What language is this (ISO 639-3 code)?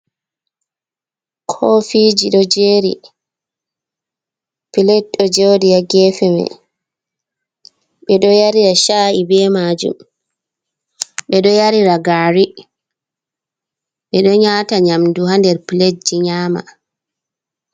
ful